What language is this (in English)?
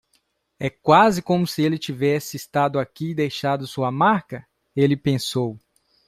Portuguese